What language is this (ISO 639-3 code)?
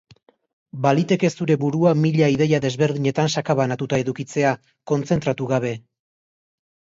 eus